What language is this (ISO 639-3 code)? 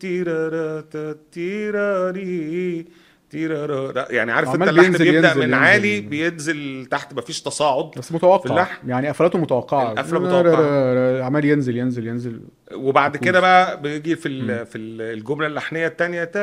ara